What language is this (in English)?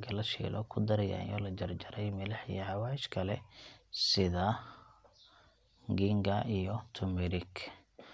Somali